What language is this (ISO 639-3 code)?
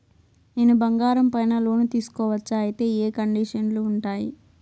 tel